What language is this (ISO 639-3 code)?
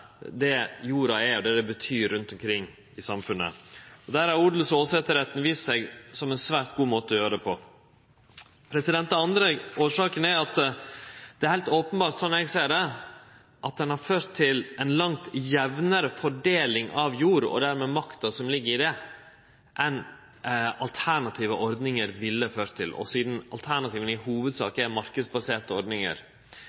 nno